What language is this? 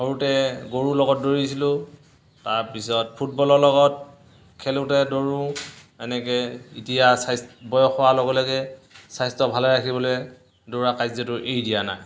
Assamese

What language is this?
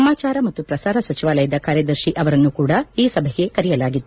Kannada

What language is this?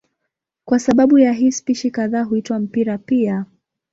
Swahili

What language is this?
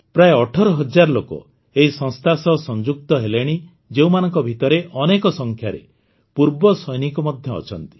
Odia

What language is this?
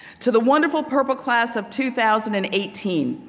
English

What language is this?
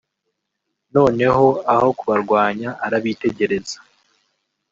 Kinyarwanda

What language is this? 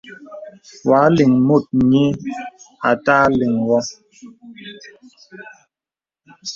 Bebele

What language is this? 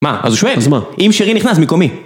Hebrew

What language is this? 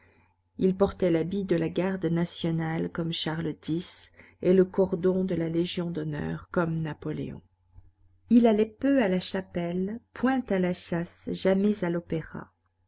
French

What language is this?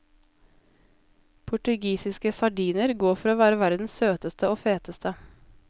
Norwegian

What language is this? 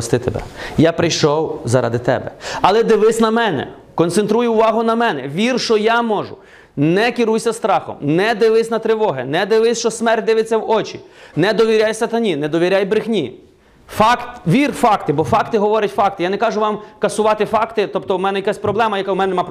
Ukrainian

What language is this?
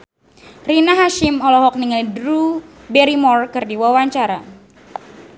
Sundanese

